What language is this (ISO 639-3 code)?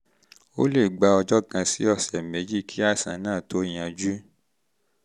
yor